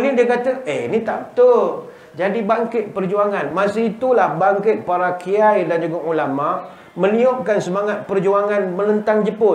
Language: Malay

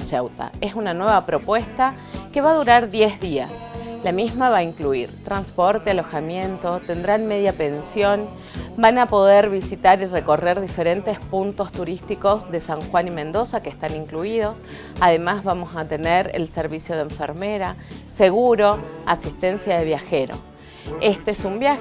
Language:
Spanish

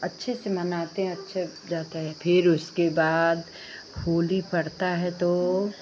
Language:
Hindi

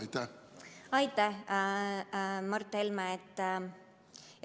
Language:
Estonian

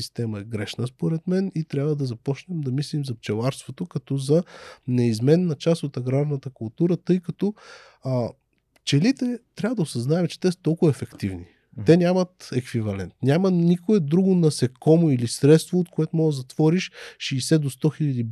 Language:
Bulgarian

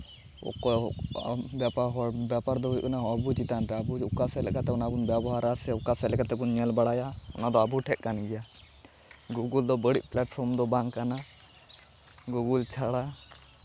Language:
Santali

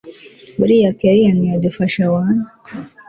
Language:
Kinyarwanda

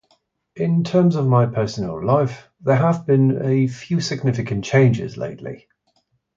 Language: English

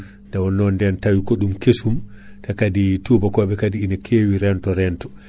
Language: Fula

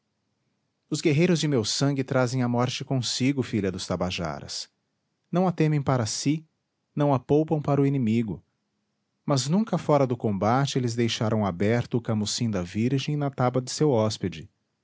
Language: Portuguese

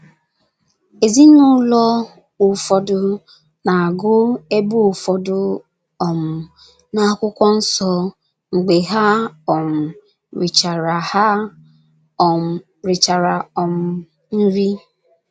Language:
Igbo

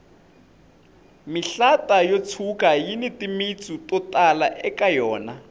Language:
Tsonga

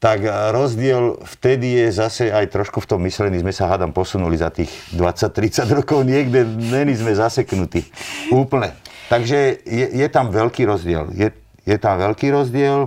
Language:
Slovak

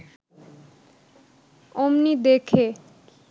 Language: Bangla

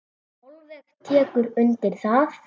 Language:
Icelandic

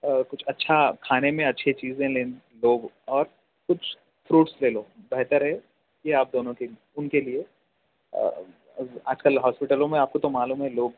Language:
Urdu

